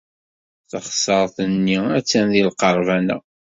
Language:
Kabyle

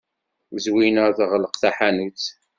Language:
Kabyle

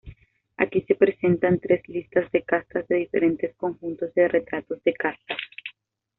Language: Spanish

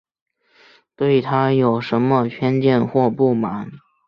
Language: Chinese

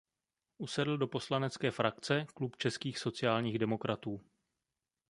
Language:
Czech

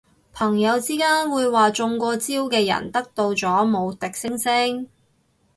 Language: Cantonese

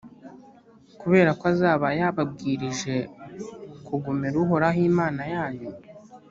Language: Kinyarwanda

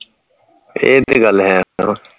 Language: Punjabi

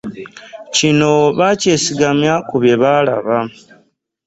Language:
Ganda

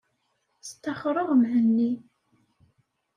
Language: Kabyle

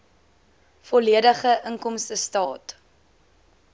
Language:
Afrikaans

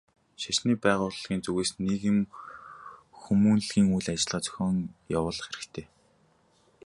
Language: Mongolian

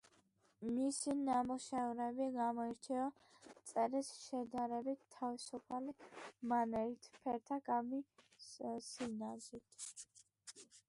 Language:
Georgian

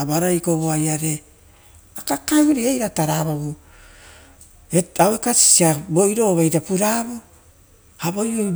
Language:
Rotokas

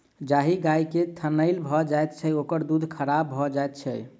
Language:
Maithili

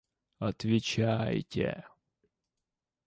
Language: Russian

